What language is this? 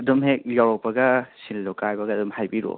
Manipuri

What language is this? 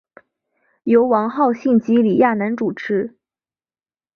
Chinese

